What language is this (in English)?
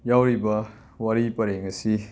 Manipuri